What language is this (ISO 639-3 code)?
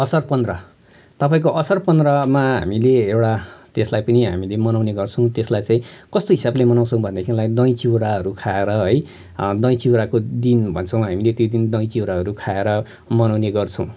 nep